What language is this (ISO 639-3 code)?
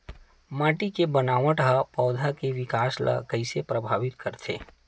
hne